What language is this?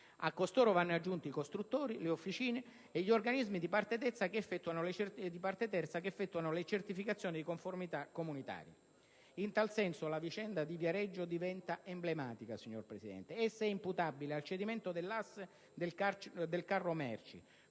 Italian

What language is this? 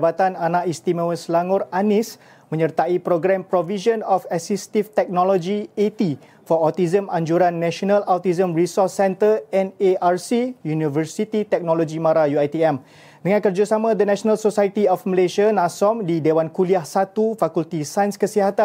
Malay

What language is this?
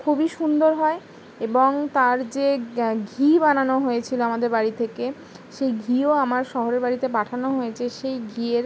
Bangla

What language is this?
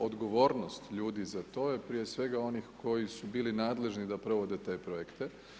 Croatian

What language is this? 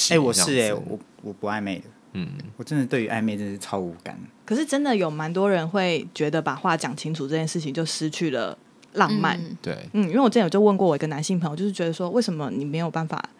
Chinese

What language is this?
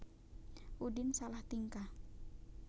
Javanese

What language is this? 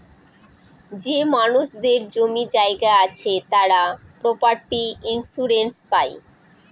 Bangla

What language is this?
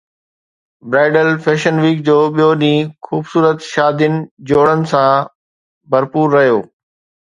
Sindhi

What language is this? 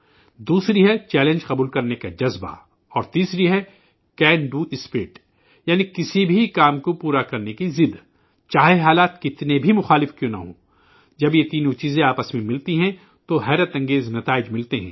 Urdu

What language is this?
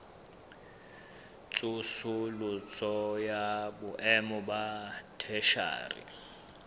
Southern Sotho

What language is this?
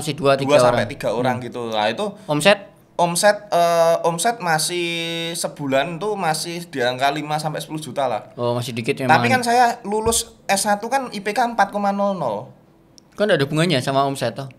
Indonesian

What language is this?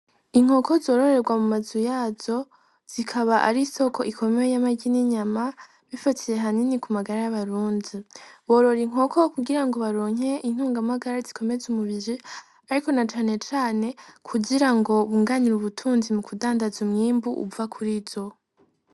Rundi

